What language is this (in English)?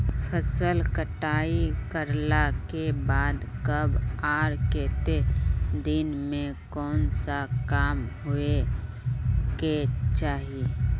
Magahi